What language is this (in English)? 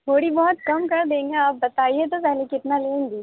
Urdu